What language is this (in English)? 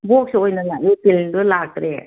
Manipuri